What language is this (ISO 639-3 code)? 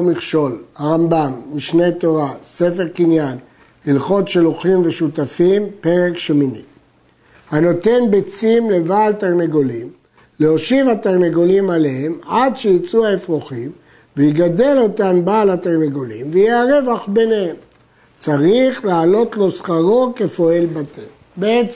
heb